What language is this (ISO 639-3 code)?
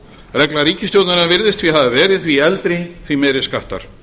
isl